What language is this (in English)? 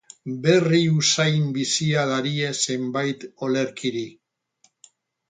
Basque